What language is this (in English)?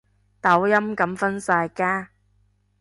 Cantonese